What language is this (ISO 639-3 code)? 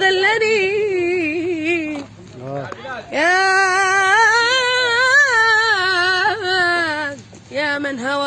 ara